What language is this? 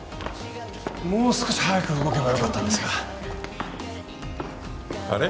Japanese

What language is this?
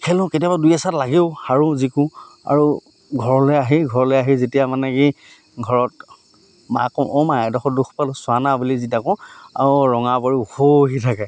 Assamese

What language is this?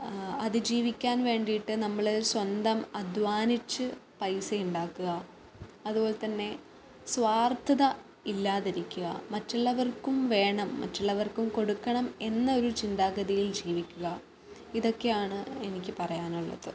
Malayalam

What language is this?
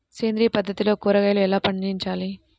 Telugu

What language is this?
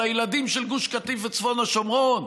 Hebrew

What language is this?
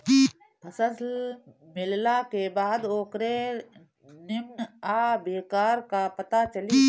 Bhojpuri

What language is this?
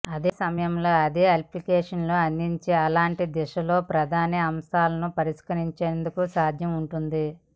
Telugu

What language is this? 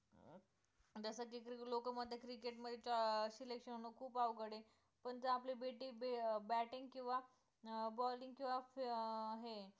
Marathi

